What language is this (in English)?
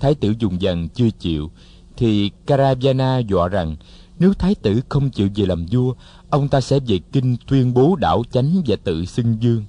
Vietnamese